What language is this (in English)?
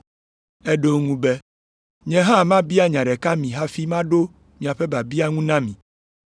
Ewe